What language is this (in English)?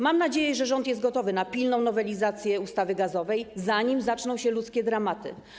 Polish